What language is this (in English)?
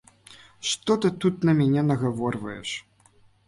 Belarusian